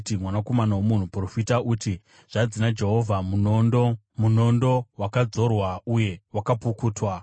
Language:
Shona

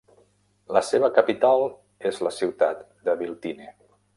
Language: Catalan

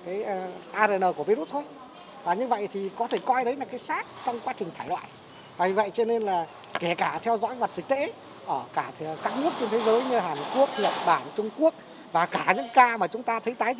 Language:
Vietnamese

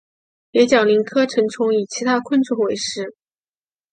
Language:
Chinese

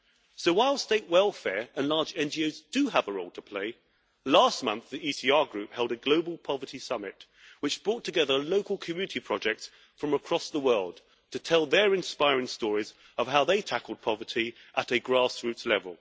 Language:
English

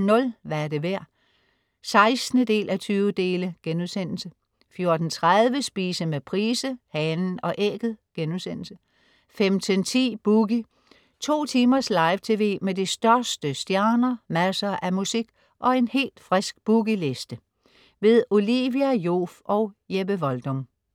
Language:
Danish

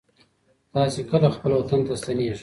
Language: Pashto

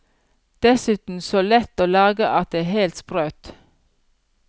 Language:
Norwegian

